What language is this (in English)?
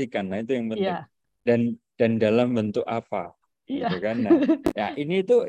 Indonesian